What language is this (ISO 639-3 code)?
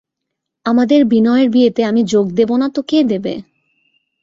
ben